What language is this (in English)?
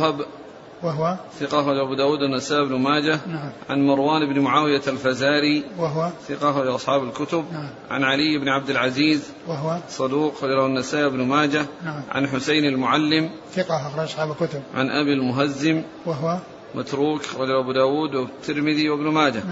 Arabic